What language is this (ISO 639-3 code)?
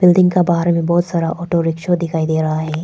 hin